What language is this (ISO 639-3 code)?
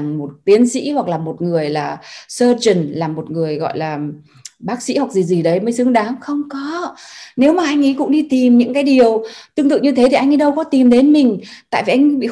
vie